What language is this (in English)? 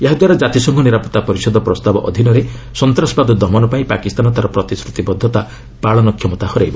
Odia